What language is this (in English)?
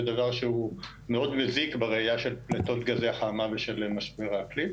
Hebrew